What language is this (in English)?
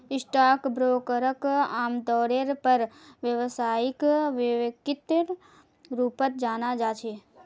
Magahi